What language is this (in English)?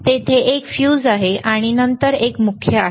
Marathi